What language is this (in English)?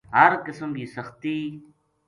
Gujari